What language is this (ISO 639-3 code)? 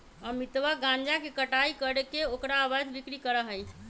mag